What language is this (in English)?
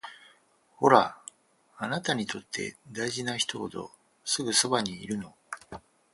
Japanese